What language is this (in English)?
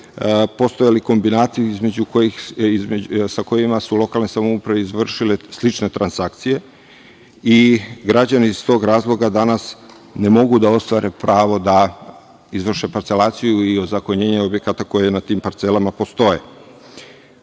Serbian